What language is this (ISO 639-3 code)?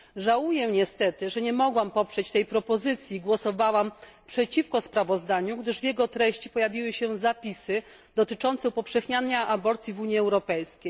pol